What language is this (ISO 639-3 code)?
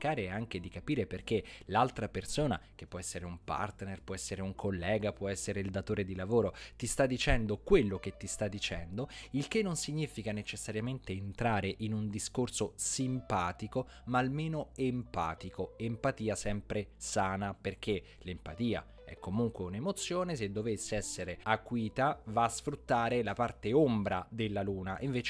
ita